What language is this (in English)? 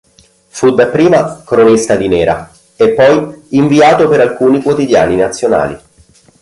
Italian